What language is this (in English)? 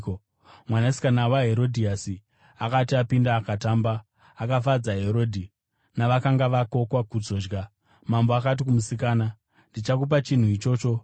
Shona